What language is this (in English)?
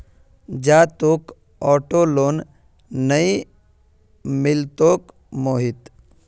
Magahi